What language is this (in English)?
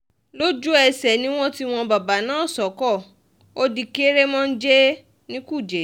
Yoruba